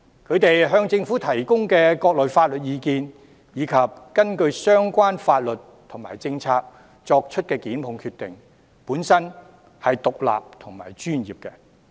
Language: Cantonese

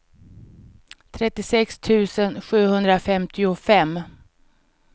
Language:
Swedish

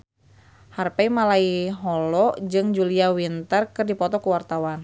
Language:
Sundanese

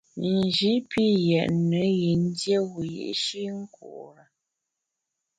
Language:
Bamun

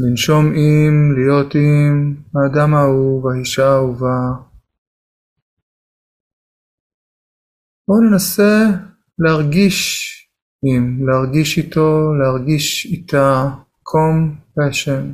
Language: Hebrew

